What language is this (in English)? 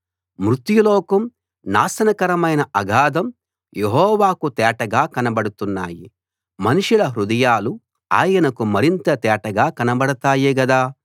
Telugu